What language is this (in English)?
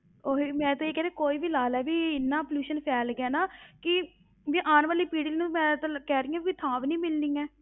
Punjabi